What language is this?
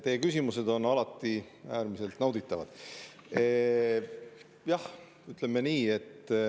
Estonian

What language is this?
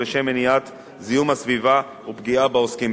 Hebrew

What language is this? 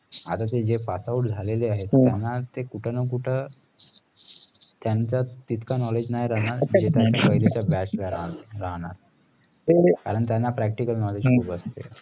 Marathi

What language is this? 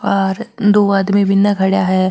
Marwari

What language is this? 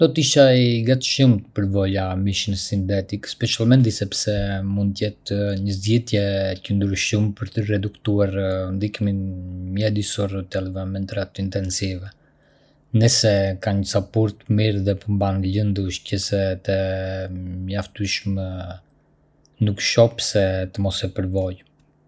Arbëreshë Albanian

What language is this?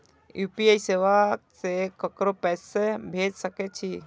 Maithili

